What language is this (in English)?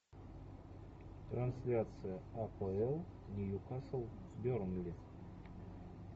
Russian